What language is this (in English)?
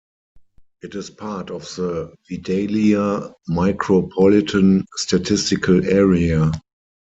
English